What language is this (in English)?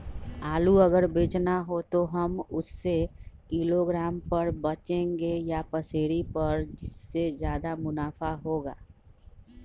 Magahi